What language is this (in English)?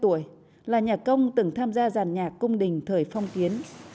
Vietnamese